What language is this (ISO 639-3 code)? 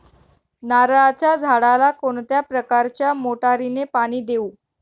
mar